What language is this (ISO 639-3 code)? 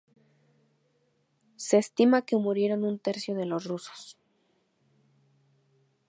spa